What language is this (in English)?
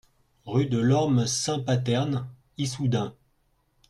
French